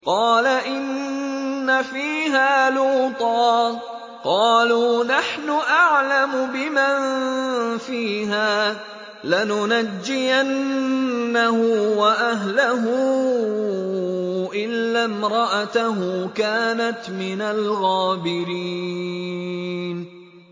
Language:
Arabic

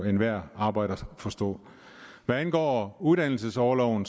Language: Danish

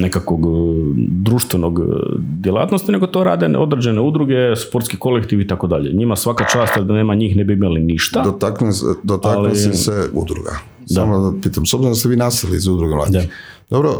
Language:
Croatian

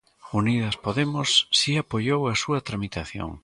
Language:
Galician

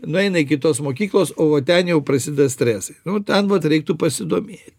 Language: Lithuanian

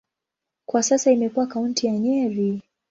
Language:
Swahili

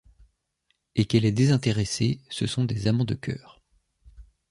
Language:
French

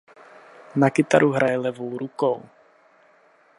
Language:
Czech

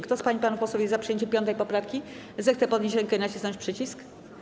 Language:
Polish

